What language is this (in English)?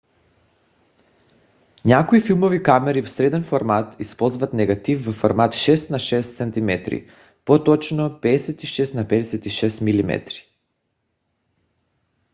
Bulgarian